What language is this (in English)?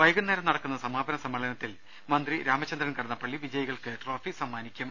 Malayalam